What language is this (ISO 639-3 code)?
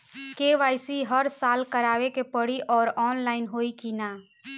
bho